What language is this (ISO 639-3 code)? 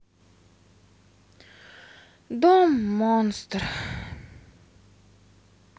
rus